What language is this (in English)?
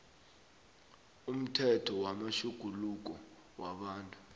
South Ndebele